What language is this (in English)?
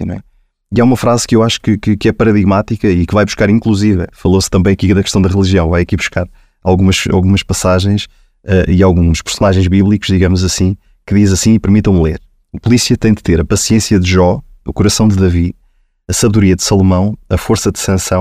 Portuguese